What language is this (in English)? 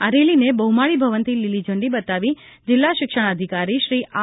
Gujarati